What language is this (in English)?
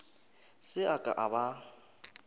Northern Sotho